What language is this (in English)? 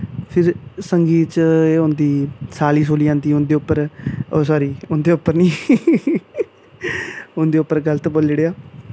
Dogri